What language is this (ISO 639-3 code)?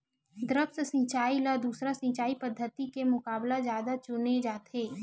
hne